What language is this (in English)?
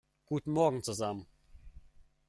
German